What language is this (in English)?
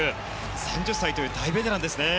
Japanese